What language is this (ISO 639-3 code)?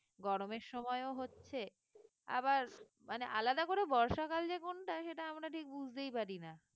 ben